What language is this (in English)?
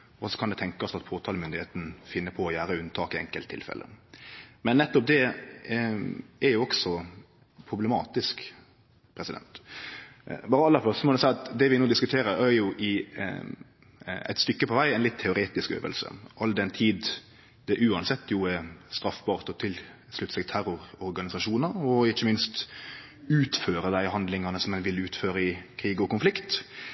Norwegian Nynorsk